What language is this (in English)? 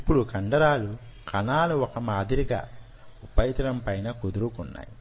Telugu